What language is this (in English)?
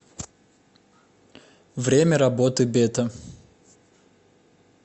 Russian